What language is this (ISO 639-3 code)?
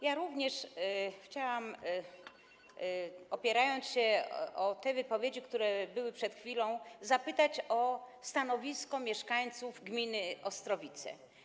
pol